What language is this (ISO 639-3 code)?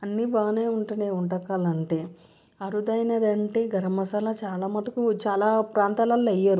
tel